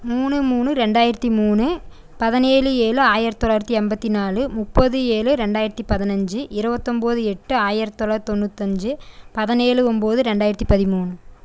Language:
Tamil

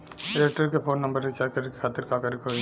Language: Bhojpuri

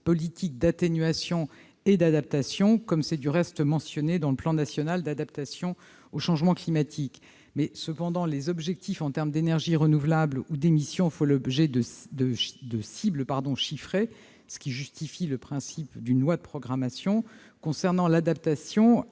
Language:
French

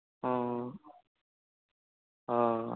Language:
Assamese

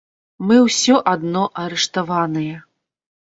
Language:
Belarusian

